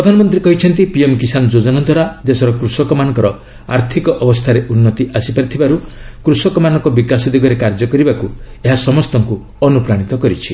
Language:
Odia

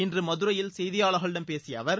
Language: Tamil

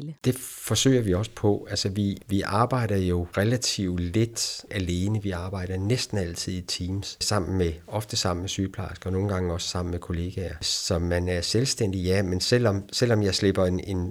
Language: Danish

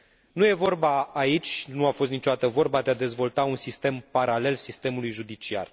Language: Romanian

